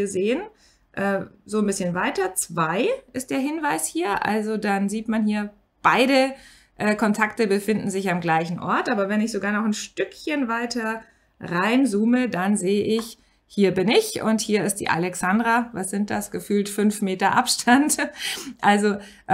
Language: German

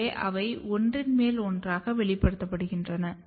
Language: Tamil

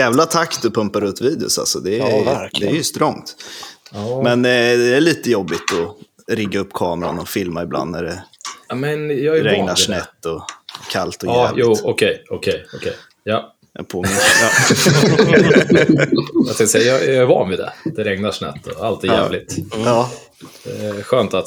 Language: Swedish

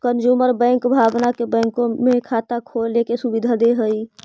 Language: Magahi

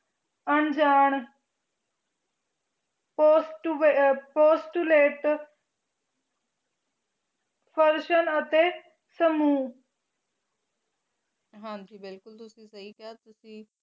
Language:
Punjabi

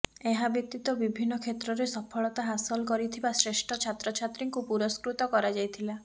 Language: Odia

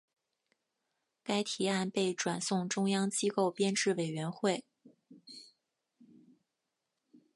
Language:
Chinese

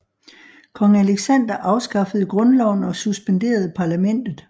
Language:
Danish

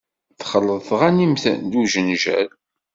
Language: Kabyle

